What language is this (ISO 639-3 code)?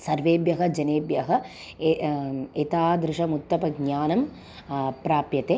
san